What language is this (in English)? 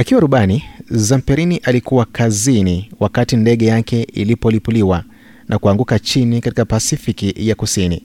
Swahili